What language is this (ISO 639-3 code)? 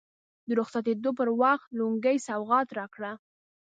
pus